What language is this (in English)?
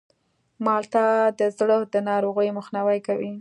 Pashto